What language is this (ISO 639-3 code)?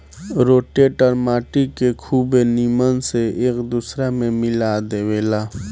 bho